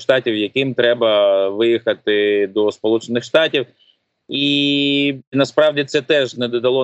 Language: Ukrainian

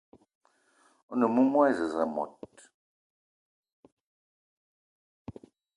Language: Eton (Cameroon)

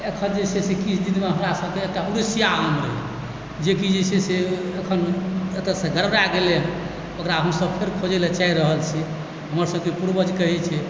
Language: Maithili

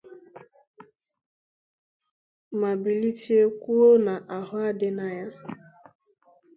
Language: Igbo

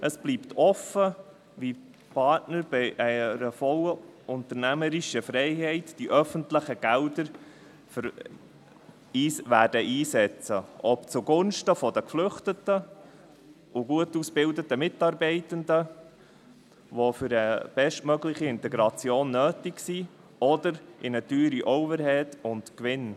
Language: Swiss German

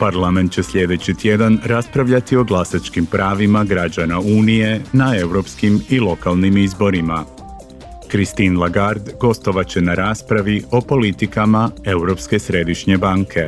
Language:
Croatian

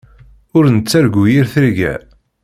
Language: Kabyle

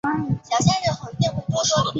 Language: Chinese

